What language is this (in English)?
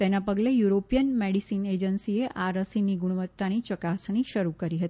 Gujarati